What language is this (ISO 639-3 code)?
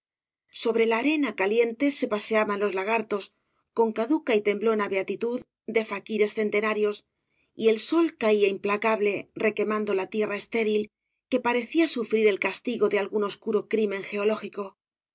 spa